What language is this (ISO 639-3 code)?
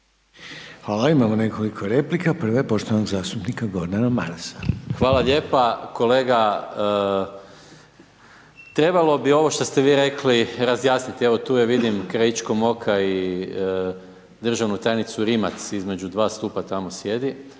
hrv